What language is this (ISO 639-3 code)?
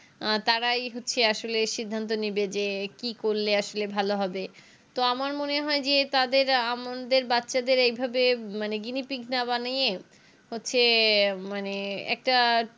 ben